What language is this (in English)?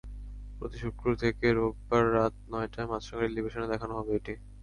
Bangla